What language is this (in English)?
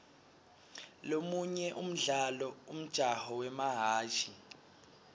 Swati